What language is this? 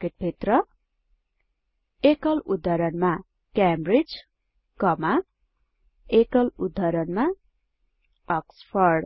Nepali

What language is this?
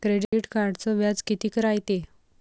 Marathi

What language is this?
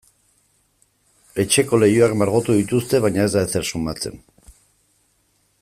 Basque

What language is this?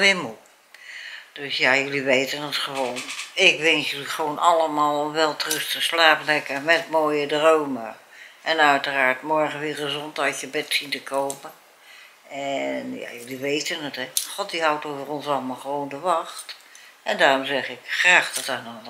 Dutch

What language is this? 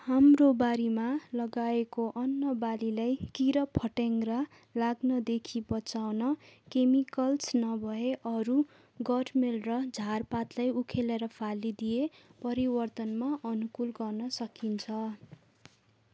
Nepali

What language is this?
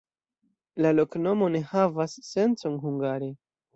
Esperanto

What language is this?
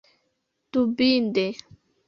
Esperanto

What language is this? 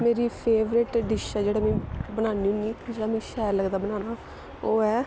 Dogri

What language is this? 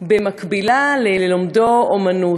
Hebrew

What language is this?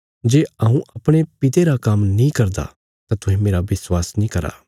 Bilaspuri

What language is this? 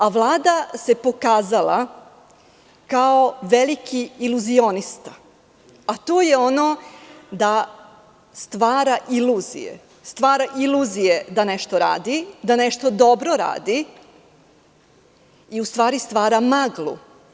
Serbian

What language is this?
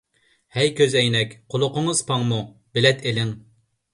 Uyghur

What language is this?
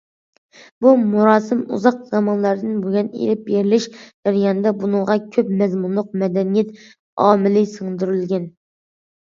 Uyghur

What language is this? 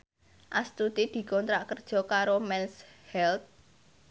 Javanese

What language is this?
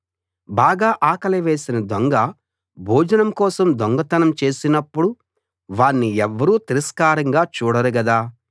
Telugu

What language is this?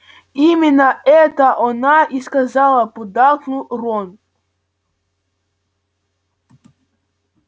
Russian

